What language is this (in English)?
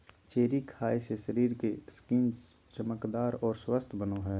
Magahi